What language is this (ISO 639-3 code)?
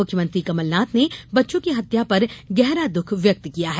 hin